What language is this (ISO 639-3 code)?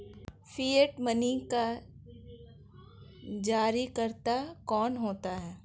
hin